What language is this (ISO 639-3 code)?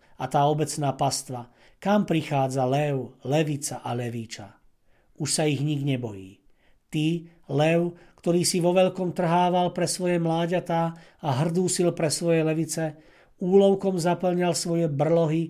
slk